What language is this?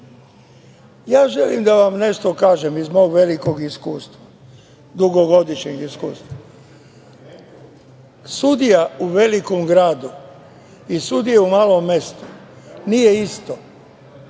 Serbian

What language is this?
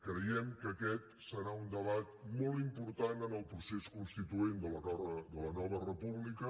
Catalan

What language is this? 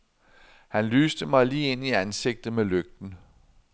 Danish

